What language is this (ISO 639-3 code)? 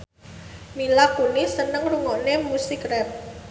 jav